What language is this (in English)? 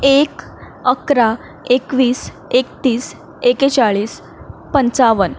Konkani